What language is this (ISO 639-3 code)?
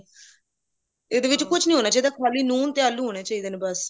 pan